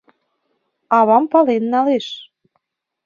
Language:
Mari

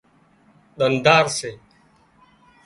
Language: Wadiyara Koli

